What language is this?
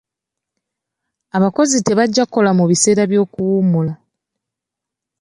Ganda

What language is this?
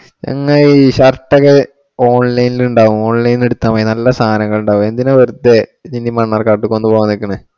Malayalam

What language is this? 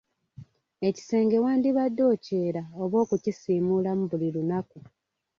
Ganda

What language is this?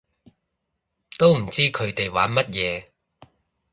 Cantonese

